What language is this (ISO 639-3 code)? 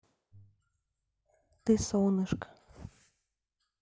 rus